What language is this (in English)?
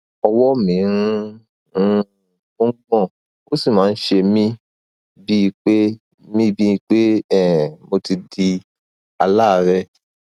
Yoruba